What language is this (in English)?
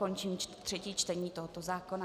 Czech